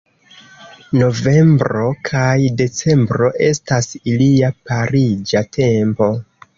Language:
Esperanto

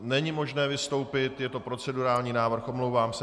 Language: Czech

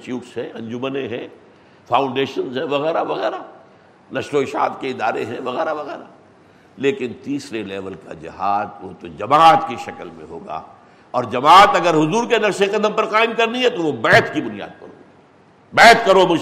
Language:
Urdu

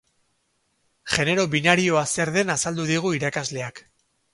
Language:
Basque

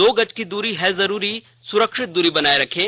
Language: Hindi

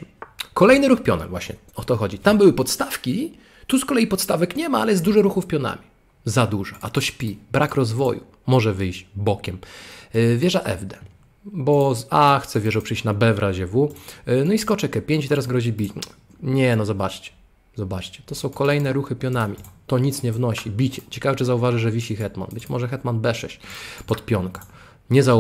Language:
Polish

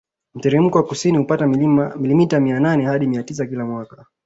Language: Swahili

